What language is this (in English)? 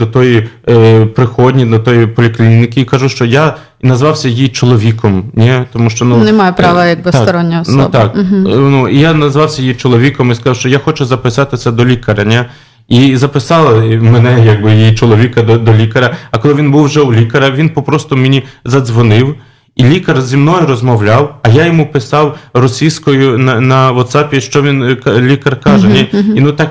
Polish